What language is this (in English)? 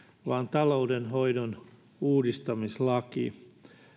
Finnish